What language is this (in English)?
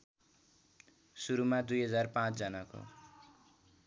Nepali